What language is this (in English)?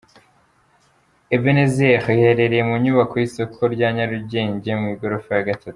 Kinyarwanda